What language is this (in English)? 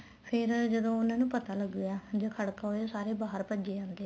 Punjabi